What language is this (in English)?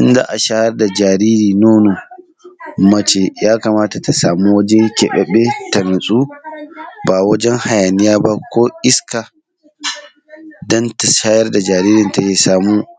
Hausa